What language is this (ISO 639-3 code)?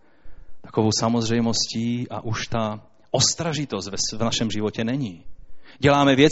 ces